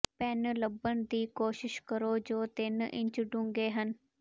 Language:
Punjabi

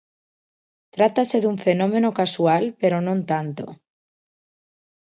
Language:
Galician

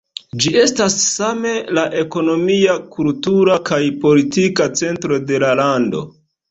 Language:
Esperanto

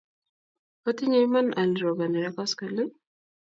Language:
Kalenjin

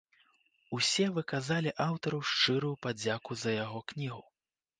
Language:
Belarusian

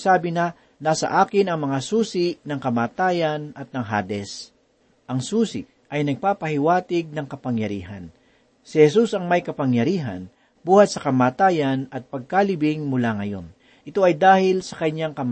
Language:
Filipino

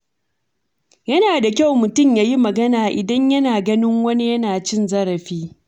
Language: Hausa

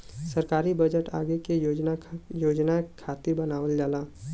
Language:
Bhojpuri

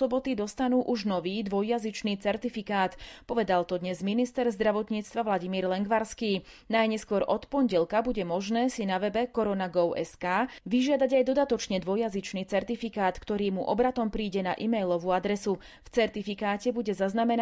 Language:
Slovak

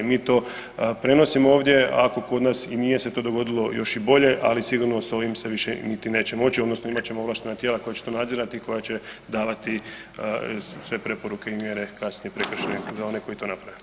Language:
Croatian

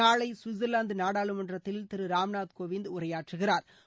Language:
Tamil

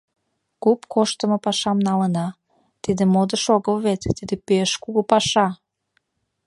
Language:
Mari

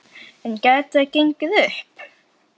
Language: Icelandic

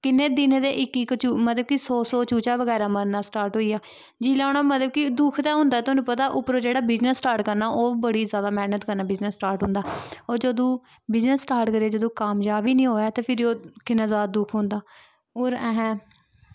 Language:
Dogri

